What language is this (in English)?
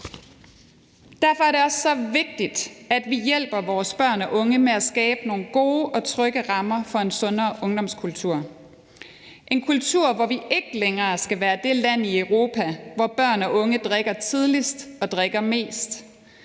Danish